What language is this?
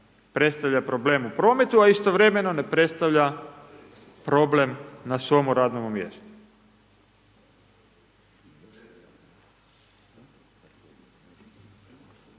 Croatian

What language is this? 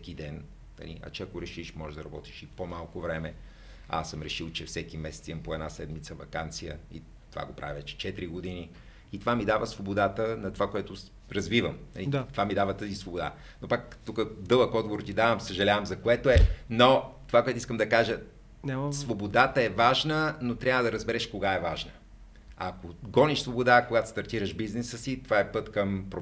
Bulgarian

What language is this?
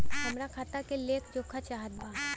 Bhojpuri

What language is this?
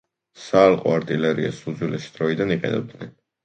Georgian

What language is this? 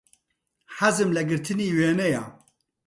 Central Kurdish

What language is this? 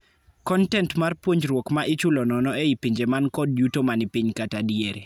Luo (Kenya and Tanzania)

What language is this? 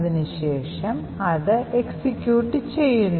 Malayalam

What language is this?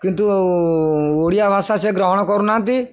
Odia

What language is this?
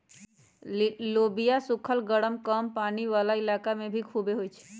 Magahi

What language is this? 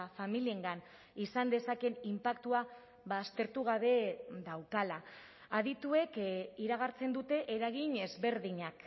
Basque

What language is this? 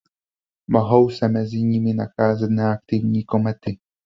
Czech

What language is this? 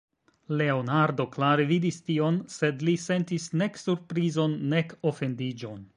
Esperanto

